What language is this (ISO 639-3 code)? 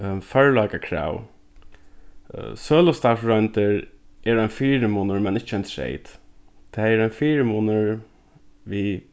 fao